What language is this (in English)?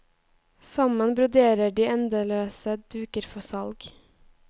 Norwegian